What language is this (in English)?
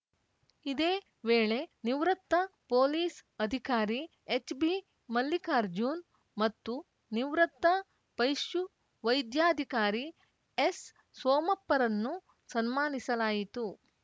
Kannada